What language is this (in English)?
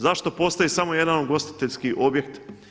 Croatian